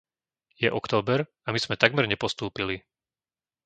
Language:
Slovak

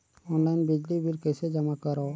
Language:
Chhattisgarhi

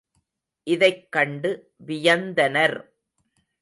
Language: Tamil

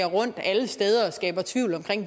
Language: Danish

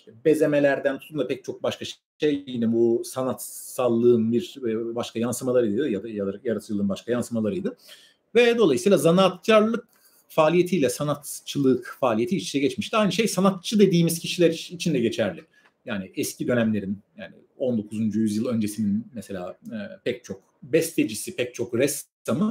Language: Turkish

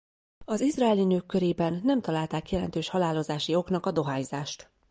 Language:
Hungarian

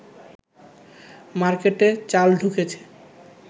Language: Bangla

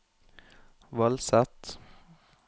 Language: Norwegian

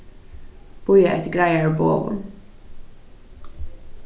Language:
Faroese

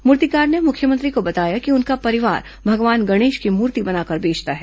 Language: Hindi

